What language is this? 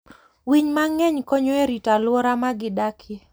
Luo (Kenya and Tanzania)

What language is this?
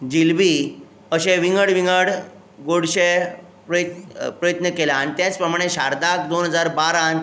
Konkani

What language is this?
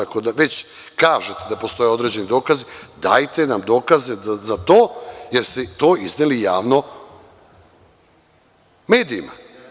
Serbian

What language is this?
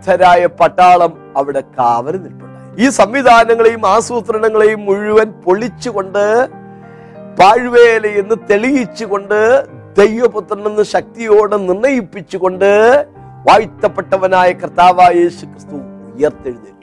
Malayalam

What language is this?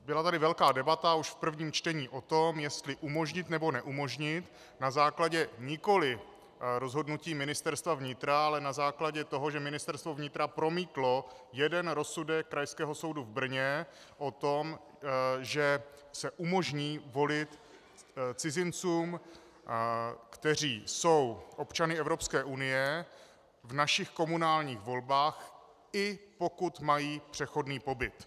Czech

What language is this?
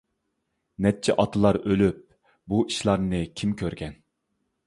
Uyghur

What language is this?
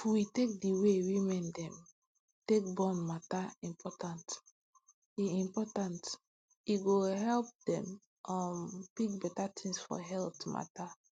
Nigerian Pidgin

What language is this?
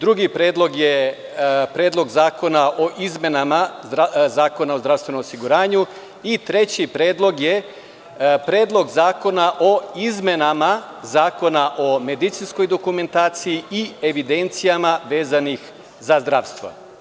Serbian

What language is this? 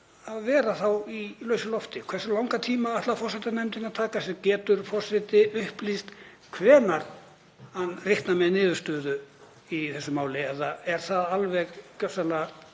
Icelandic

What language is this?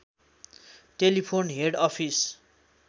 Nepali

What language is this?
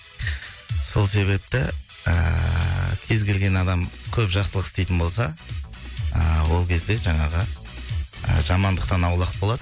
Kazakh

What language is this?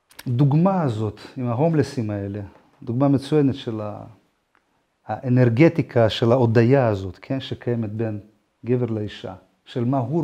Hebrew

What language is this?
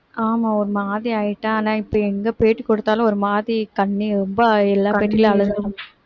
Tamil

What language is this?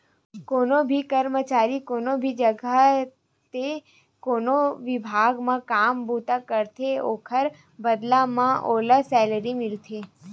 Chhattisgarhi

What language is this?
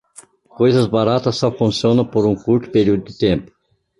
Portuguese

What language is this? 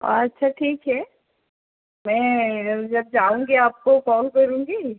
Hindi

